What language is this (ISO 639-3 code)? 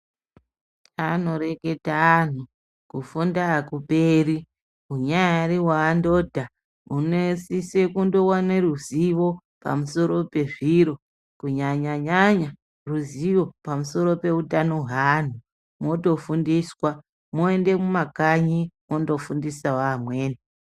ndc